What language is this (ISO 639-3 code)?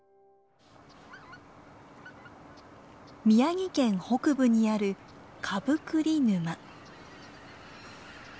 jpn